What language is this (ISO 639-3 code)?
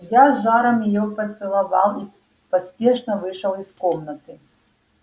rus